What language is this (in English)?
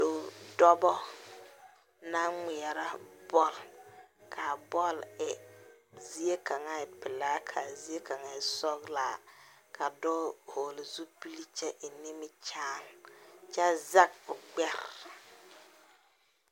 Southern Dagaare